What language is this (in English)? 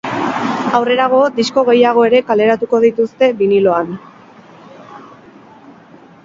Basque